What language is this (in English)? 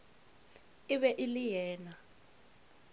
Northern Sotho